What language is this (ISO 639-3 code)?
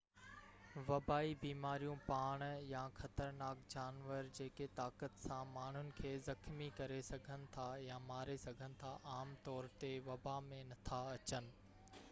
snd